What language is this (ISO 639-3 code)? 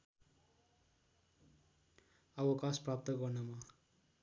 nep